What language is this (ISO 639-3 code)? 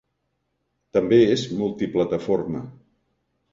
cat